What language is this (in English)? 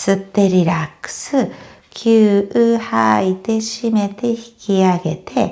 Japanese